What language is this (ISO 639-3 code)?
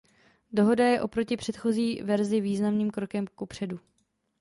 ces